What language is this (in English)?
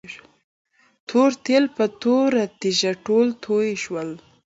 Pashto